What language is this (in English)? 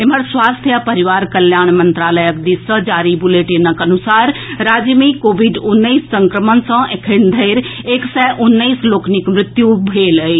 Maithili